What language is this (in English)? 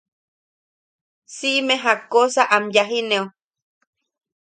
Yaqui